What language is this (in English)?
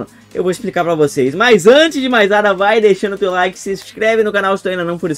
Portuguese